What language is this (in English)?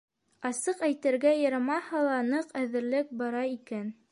Bashkir